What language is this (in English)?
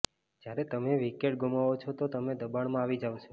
Gujarati